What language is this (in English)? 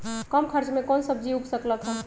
Magahi